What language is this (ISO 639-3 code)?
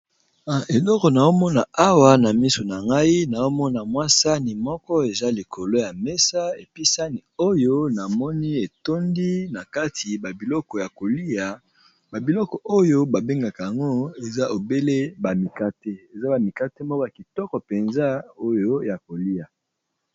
lin